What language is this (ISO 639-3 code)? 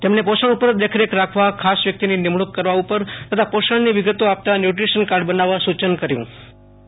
guj